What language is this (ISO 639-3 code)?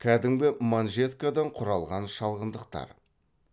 kaz